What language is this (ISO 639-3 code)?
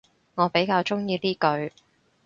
yue